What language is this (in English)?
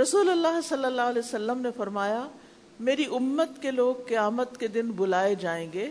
Urdu